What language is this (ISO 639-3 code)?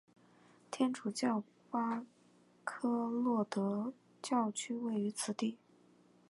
zho